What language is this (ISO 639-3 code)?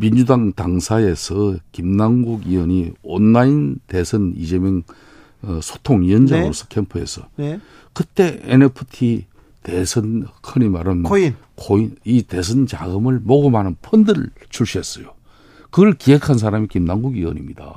kor